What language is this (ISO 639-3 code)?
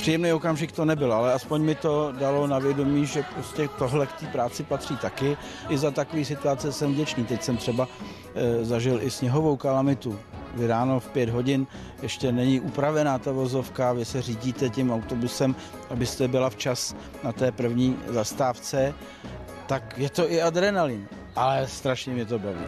ces